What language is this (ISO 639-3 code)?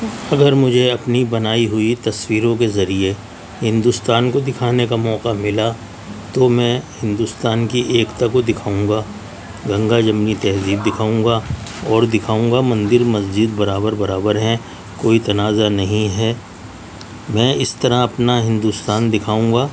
urd